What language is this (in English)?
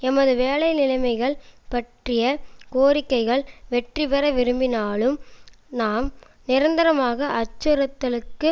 Tamil